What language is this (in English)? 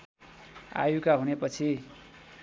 Nepali